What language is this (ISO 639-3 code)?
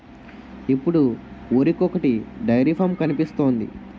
tel